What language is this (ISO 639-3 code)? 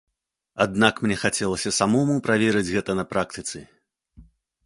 bel